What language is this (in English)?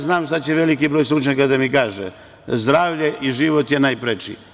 Serbian